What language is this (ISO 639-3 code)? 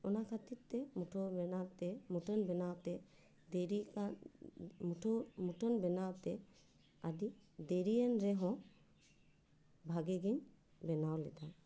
sat